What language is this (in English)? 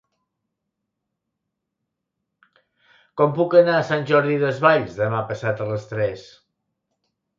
Catalan